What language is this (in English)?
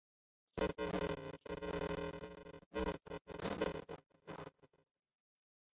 Chinese